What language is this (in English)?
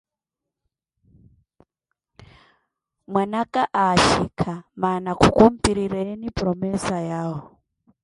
Koti